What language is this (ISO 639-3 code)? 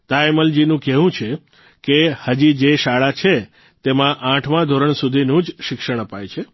guj